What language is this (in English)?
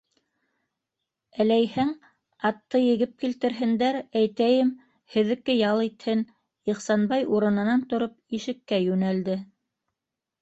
Bashkir